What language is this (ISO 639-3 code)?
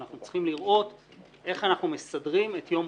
heb